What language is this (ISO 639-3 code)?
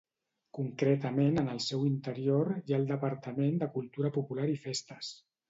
cat